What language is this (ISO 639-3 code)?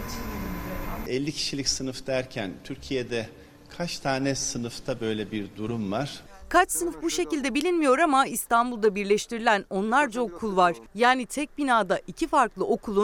tur